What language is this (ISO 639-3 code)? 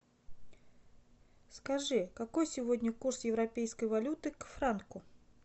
rus